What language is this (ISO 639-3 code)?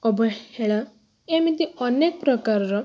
ori